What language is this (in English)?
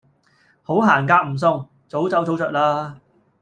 Cantonese